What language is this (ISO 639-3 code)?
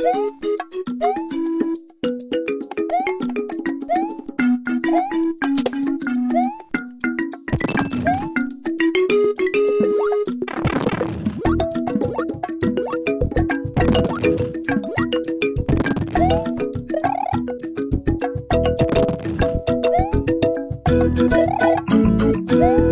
eng